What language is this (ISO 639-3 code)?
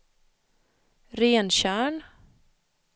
swe